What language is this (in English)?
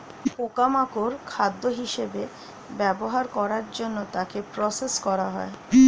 Bangla